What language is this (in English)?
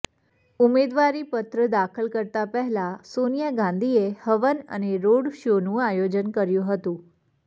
Gujarati